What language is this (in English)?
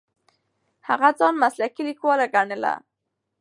Pashto